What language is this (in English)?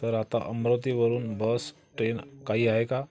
Marathi